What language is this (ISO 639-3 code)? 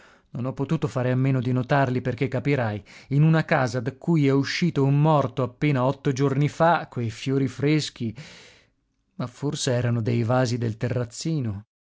ita